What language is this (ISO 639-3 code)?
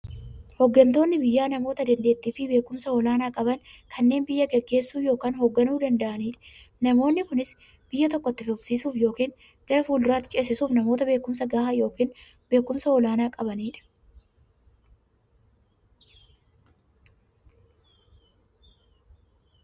orm